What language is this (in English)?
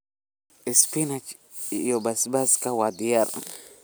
Somali